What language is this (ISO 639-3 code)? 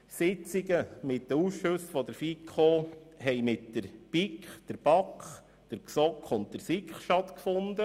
gsw